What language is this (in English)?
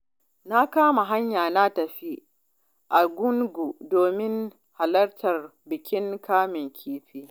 Hausa